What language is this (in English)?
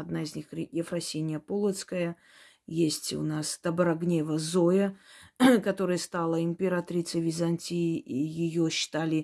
Russian